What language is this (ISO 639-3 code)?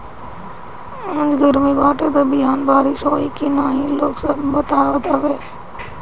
bho